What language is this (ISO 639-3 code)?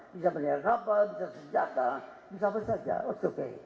ind